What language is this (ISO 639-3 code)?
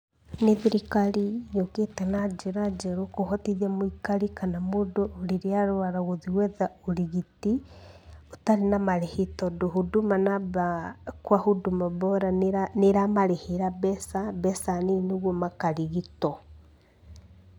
kik